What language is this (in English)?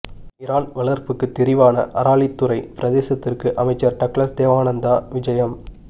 Tamil